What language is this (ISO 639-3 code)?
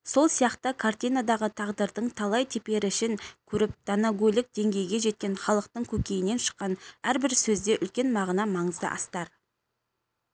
kaz